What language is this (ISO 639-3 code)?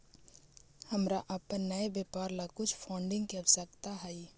mag